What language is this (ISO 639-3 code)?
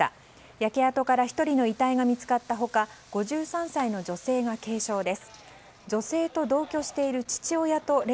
jpn